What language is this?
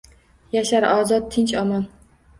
Uzbek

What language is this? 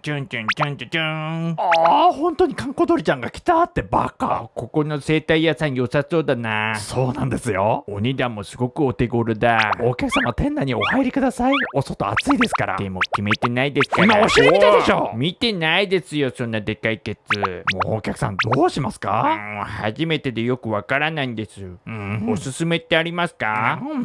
Japanese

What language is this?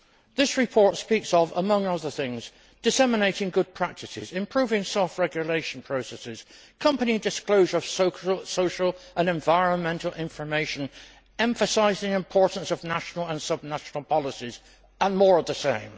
English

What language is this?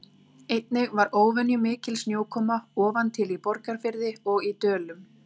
Icelandic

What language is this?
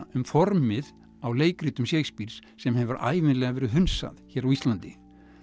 Icelandic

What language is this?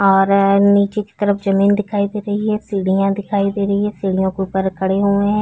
Hindi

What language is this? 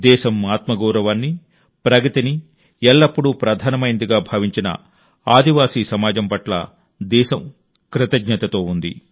Telugu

